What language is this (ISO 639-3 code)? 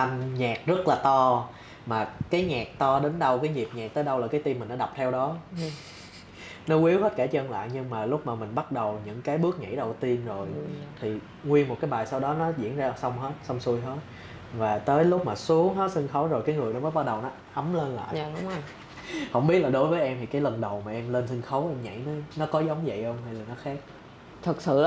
vie